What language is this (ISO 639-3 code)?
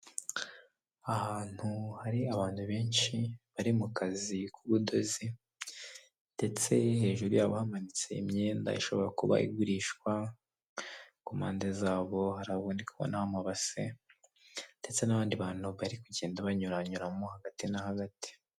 kin